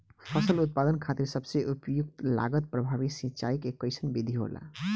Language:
Bhojpuri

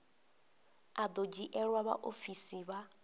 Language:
Venda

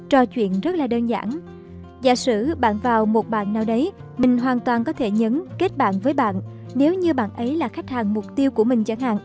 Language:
Vietnamese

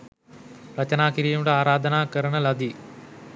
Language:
Sinhala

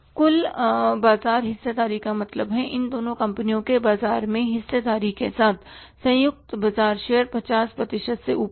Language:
Hindi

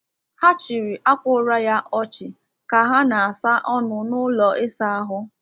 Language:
Igbo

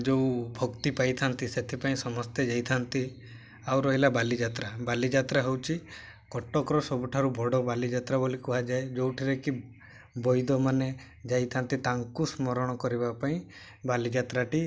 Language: Odia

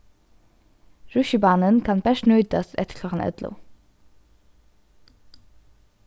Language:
Faroese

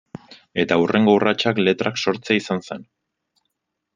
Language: Basque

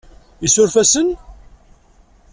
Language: Kabyle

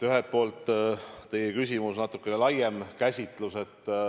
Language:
Estonian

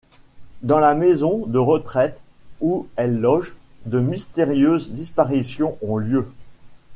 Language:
French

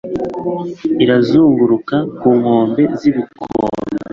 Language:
Kinyarwanda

